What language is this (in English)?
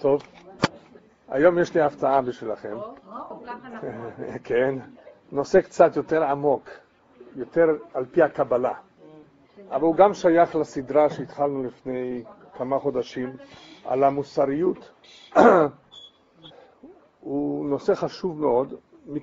Hebrew